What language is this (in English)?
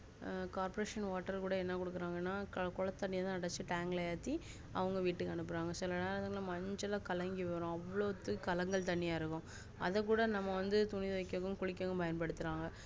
Tamil